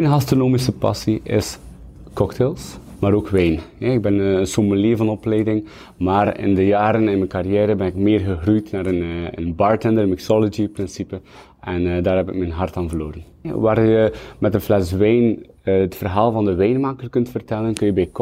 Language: Dutch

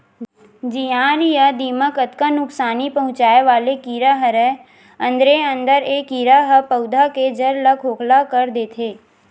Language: Chhattisgarhi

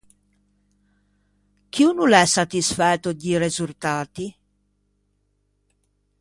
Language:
Ligurian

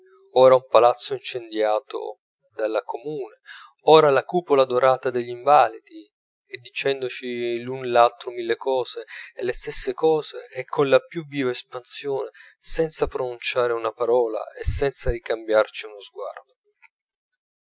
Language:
Italian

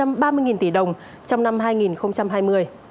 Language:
Vietnamese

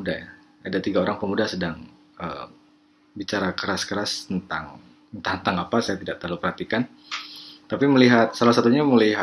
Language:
Indonesian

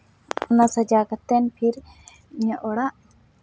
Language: Santali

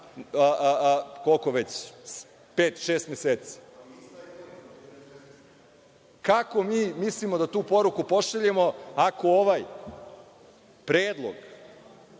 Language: Serbian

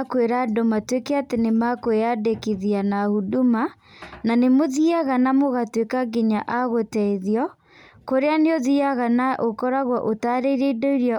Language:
Kikuyu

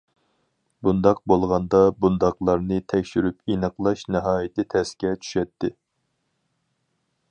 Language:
Uyghur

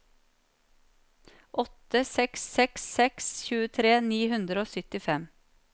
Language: Norwegian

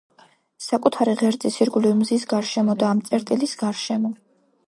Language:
Georgian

